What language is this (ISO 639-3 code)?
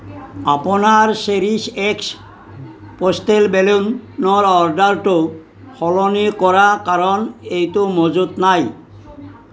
asm